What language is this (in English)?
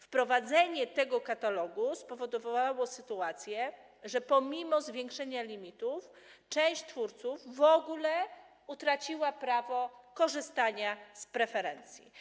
Polish